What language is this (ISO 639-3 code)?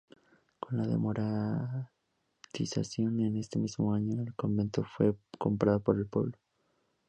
spa